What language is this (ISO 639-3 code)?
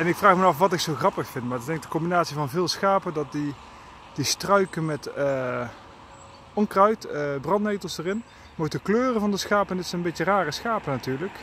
nld